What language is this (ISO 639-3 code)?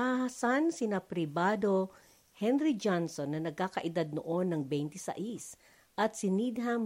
fil